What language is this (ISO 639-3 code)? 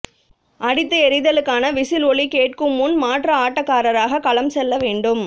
tam